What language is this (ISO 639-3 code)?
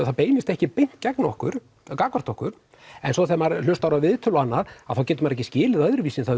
isl